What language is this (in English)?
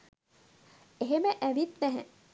Sinhala